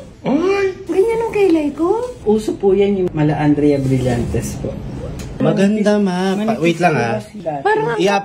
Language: Filipino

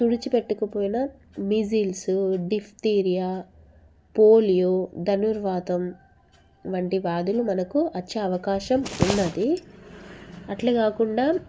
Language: Telugu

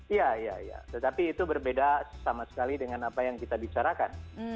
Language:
Indonesian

